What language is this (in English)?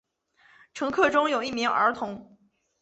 Chinese